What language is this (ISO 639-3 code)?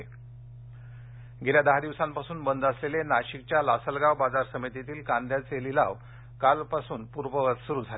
mar